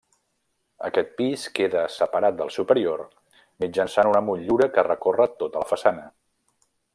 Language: Catalan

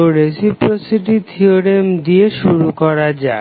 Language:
Bangla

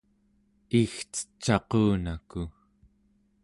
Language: Central Yupik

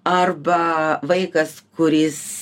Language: Lithuanian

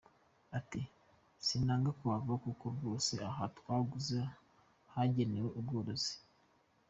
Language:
Kinyarwanda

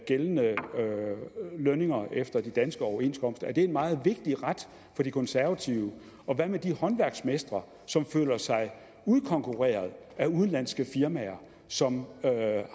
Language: Danish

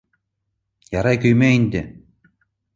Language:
Bashkir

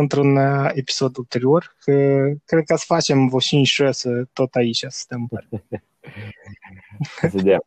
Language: Romanian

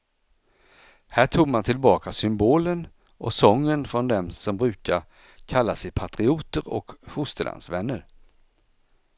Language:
Swedish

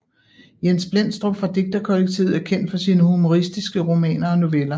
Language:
Danish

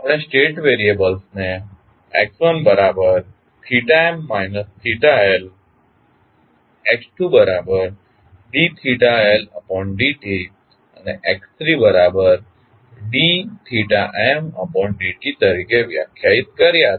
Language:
Gujarati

